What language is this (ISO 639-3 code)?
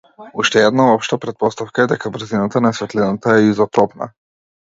mkd